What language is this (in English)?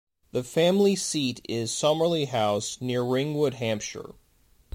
English